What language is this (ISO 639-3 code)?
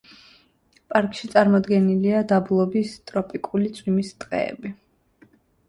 kat